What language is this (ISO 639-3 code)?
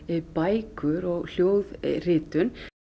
isl